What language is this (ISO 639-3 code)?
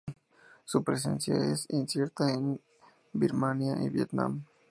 spa